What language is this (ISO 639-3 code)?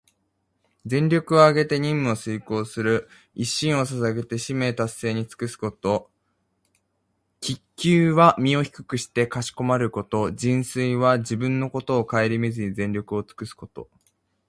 jpn